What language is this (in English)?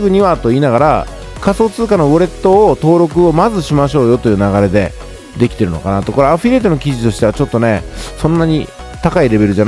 Japanese